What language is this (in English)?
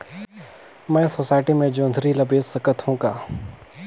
Chhattisgarhi